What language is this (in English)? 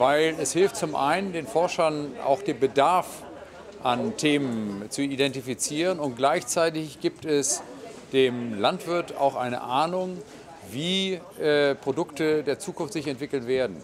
German